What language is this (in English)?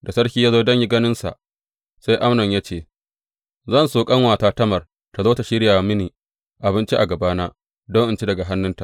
Hausa